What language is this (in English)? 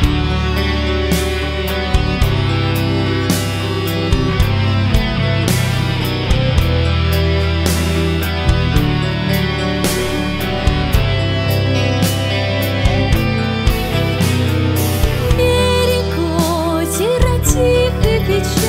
Russian